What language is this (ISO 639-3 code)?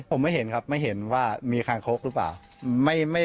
tha